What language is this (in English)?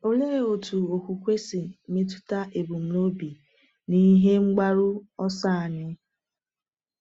Igbo